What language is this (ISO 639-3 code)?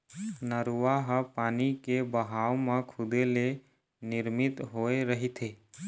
hne